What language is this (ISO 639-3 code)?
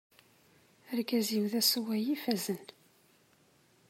kab